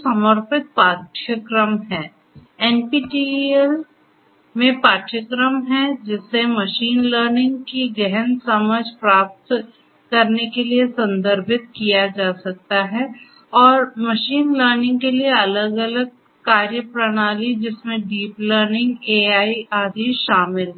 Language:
Hindi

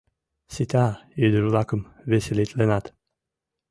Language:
Mari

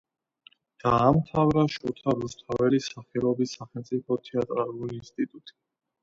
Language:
Georgian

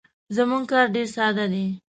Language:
Pashto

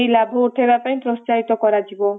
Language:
Odia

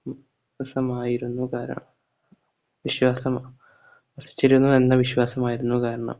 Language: Malayalam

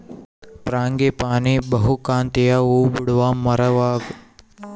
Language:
Kannada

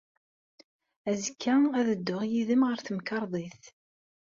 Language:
Kabyle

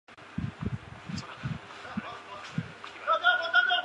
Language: Chinese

